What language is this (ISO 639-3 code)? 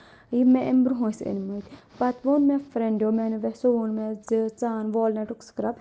kas